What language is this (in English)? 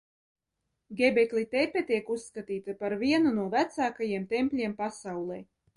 Latvian